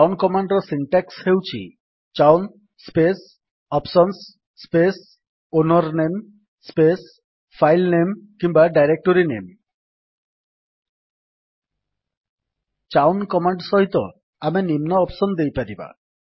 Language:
Odia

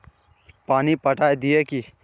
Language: Magahi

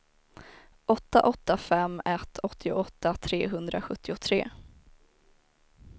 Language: Swedish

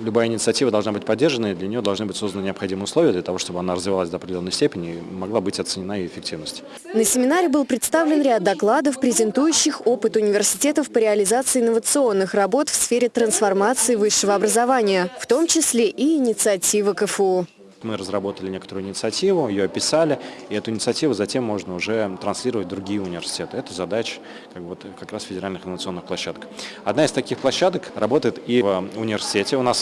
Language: Russian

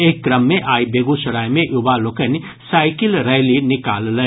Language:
Maithili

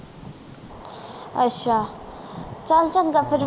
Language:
Punjabi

